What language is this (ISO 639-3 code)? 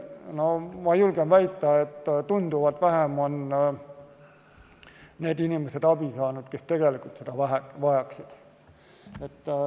est